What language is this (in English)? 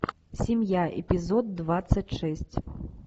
Russian